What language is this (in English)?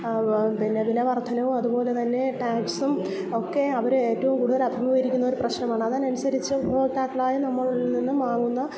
Malayalam